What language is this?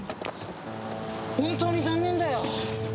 Japanese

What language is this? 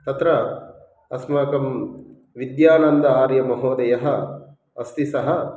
Sanskrit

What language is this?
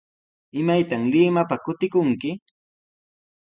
Sihuas Ancash Quechua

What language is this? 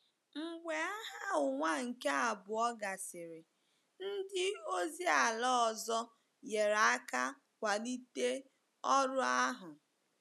Igbo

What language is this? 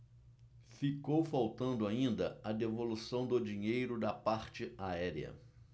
Portuguese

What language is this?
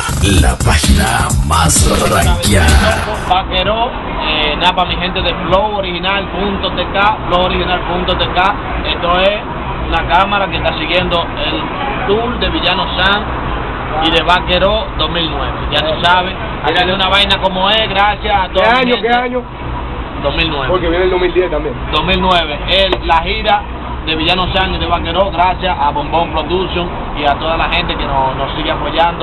Spanish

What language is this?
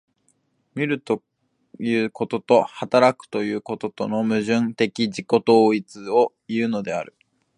Japanese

